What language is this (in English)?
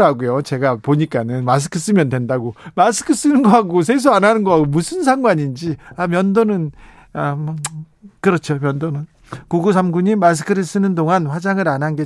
Korean